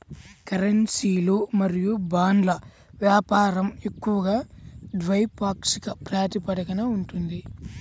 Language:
Telugu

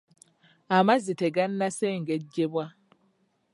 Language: Ganda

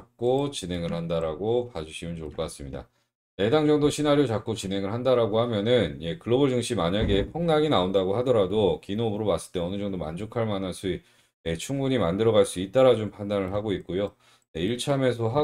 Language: Korean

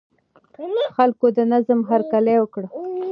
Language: Pashto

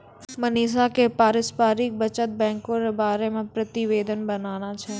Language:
Maithili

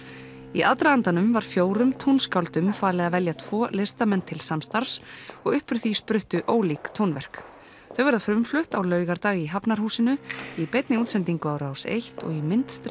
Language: Icelandic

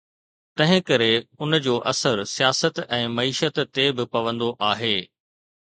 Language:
Sindhi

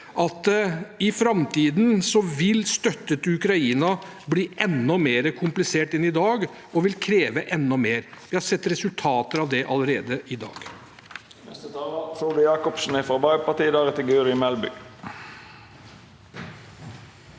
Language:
Norwegian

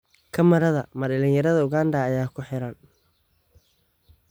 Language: Somali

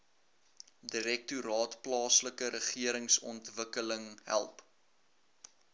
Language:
Afrikaans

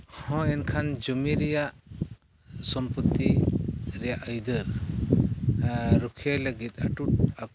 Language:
Santali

